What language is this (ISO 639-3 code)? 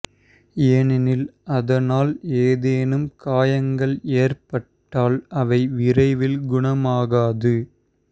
tam